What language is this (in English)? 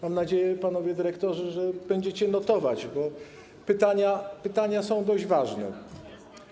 Polish